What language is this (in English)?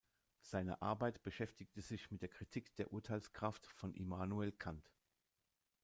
German